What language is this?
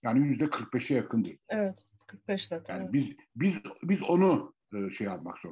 Turkish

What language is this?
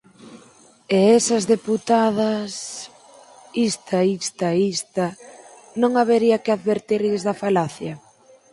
Galician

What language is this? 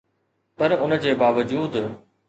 Sindhi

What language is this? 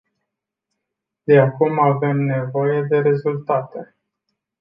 Romanian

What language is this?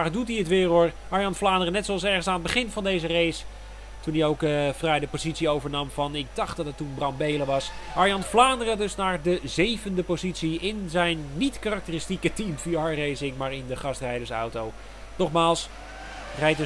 Dutch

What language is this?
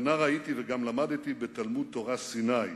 Hebrew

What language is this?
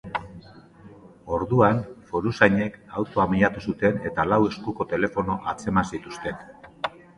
Basque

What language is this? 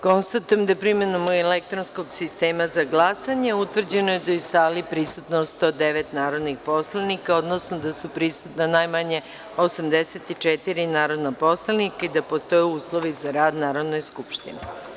Serbian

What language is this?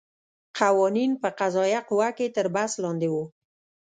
Pashto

